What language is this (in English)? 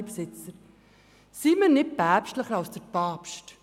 Swiss German